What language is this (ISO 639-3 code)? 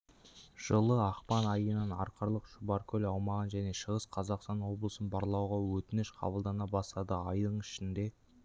kaz